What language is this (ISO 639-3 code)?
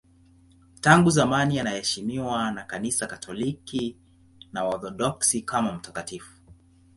swa